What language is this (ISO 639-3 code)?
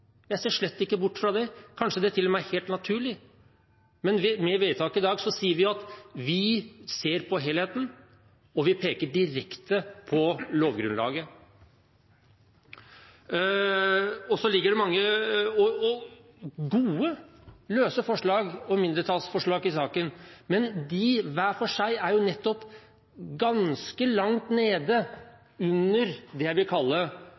nob